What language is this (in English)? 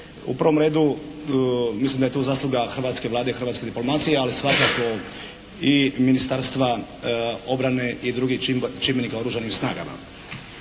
Croatian